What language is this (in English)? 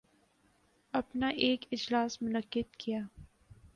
Urdu